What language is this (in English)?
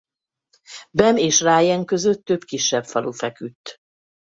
Hungarian